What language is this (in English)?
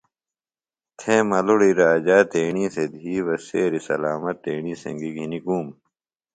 Phalura